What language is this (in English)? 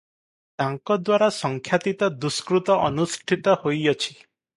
Odia